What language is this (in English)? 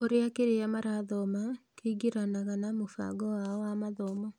Kikuyu